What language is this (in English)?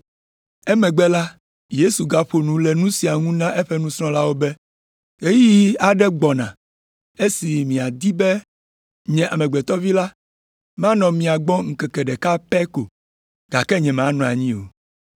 Ewe